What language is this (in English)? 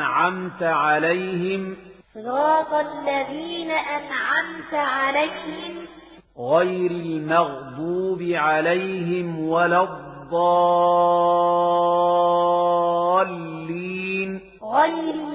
Arabic